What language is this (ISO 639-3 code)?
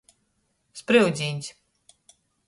ltg